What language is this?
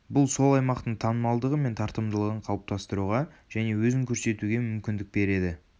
Kazakh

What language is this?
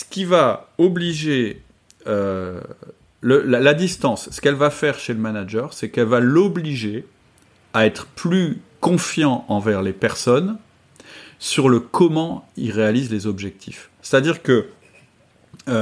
French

